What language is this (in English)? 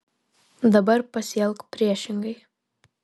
Lithuanian